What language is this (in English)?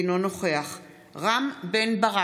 Hebrew